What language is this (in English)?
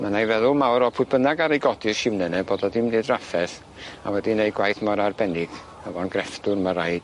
Welsh